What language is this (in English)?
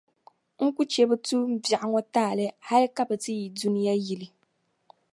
Dagbani